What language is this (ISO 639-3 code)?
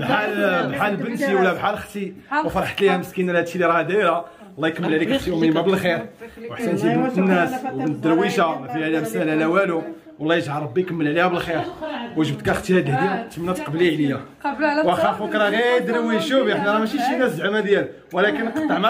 ara